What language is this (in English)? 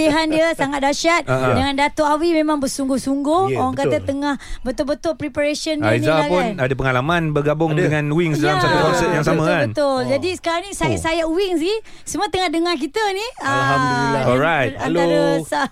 Malay